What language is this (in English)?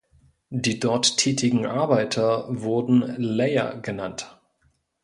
German